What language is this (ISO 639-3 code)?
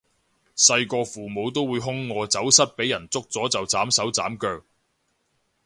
yue